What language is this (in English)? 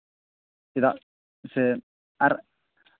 Santali